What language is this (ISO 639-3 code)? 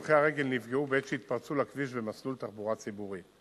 heb